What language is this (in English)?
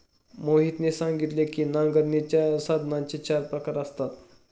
Marathi